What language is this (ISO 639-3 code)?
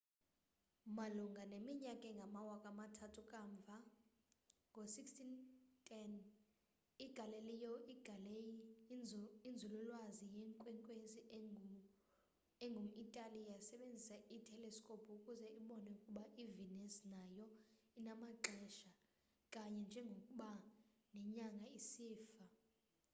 xho